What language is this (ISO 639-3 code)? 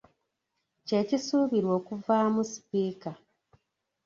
lug